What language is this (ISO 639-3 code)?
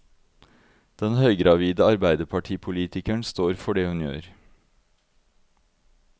nor